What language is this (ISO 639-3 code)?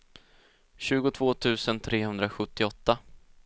swe